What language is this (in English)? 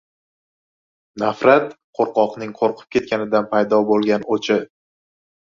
Uzbek